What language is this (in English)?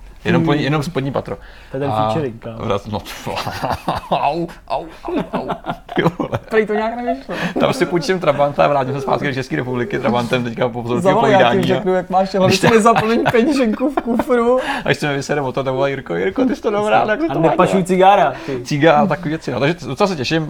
Czech